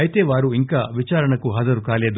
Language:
Telugu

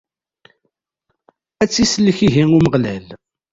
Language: Kabyle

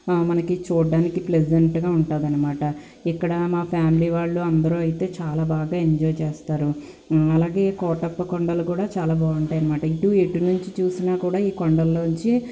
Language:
Telugu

